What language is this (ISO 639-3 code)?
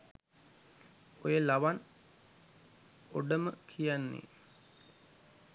sin